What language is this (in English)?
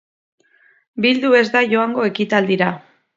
Basque